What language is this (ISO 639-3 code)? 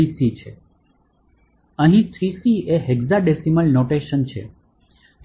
guj